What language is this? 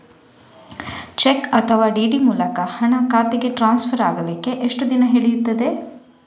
Kannada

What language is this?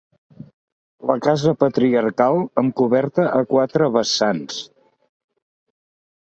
Catalan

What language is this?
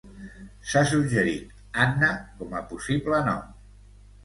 Catalan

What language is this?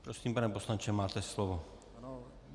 Czech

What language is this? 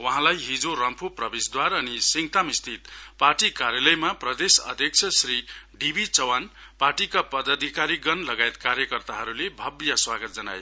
Nepali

